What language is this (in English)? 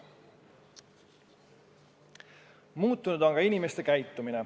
Estonian